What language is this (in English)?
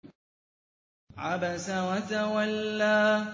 Arabic